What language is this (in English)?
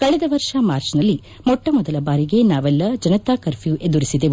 Kannada